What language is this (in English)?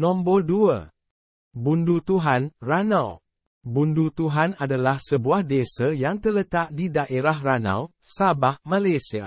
Malay